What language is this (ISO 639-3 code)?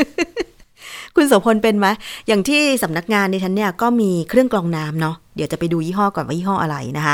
tha